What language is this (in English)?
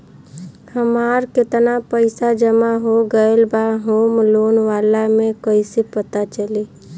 Bhojpuri